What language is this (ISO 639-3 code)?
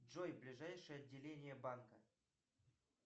rus